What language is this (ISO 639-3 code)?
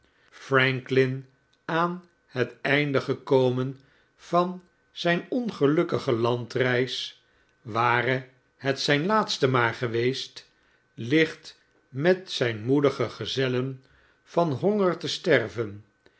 nld